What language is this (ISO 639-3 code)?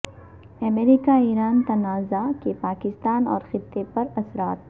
urd